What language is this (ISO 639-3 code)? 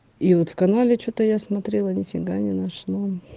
rus